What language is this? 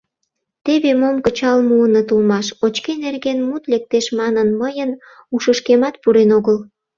Mari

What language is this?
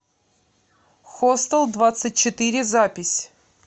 Russian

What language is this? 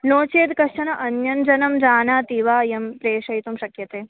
Sanskrit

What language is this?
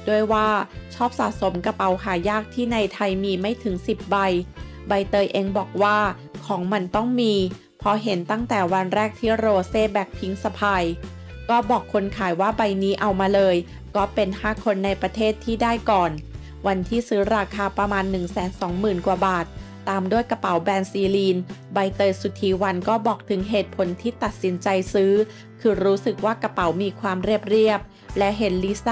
Thai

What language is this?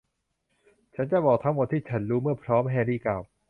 Thai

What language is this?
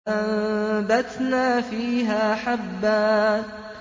Arabic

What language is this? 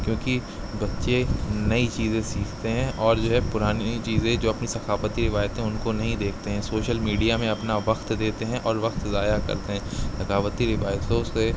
Urdu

